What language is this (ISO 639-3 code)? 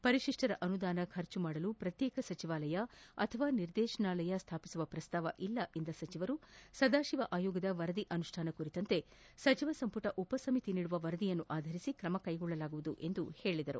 kan